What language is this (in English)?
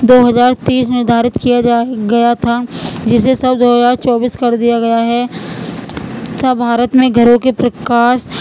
Urdu